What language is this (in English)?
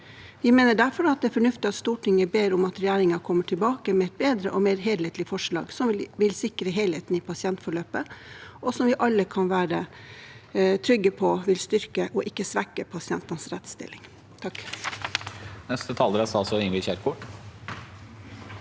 Norwegian